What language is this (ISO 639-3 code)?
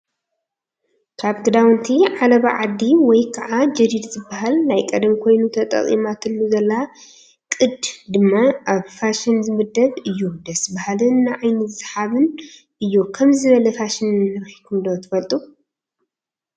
tir